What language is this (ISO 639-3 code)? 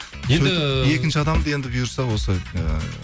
kaz